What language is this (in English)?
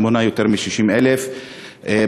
Hebrew